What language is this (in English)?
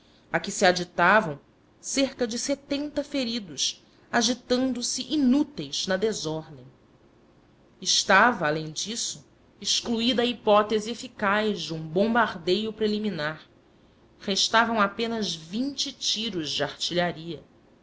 Portuguese